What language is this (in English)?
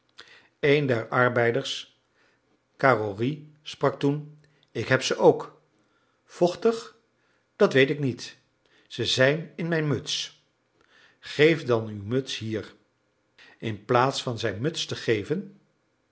Dutch